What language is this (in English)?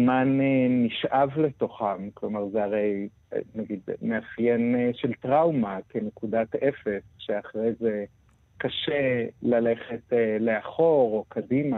Hebrew